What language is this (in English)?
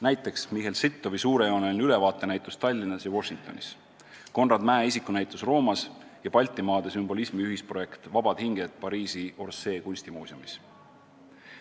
Estonian